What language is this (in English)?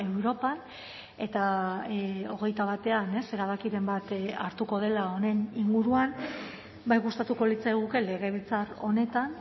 Basque